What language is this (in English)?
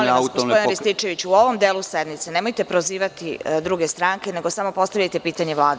Serbian